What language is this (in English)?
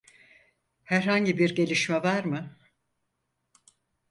Turkish